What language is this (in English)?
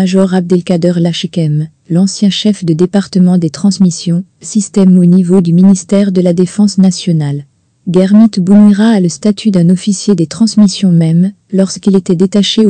French